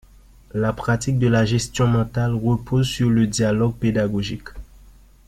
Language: French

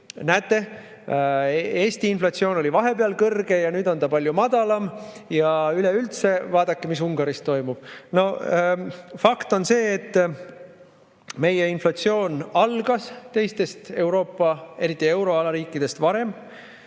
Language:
Estonian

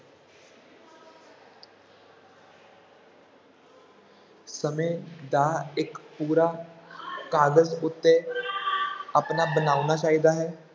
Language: Punjabi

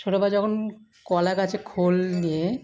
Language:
Bangla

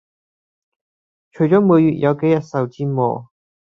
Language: Cantonese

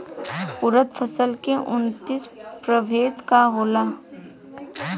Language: Bhojpuri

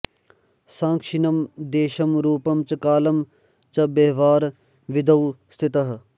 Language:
Sanskrit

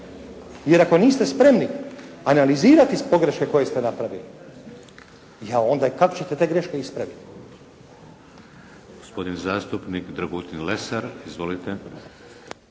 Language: Croatian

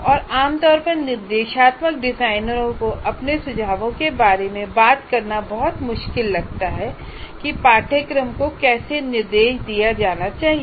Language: Hindi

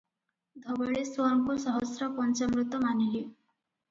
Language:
Odia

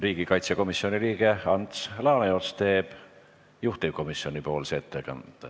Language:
Estonian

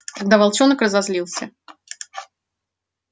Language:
Russian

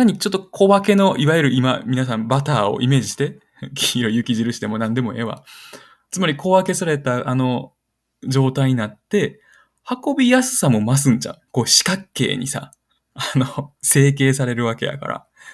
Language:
Japanese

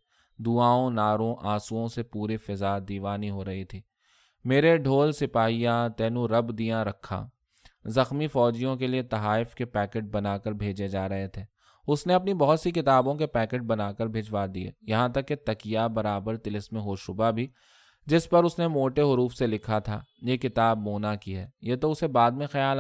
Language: Urdu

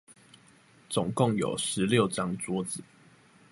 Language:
Chinese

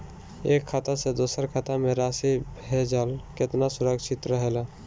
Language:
Bhojpuri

